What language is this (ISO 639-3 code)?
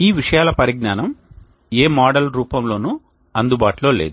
tel